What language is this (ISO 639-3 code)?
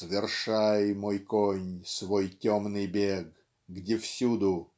rus